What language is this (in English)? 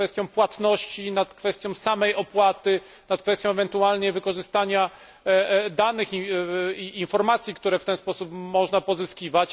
Polish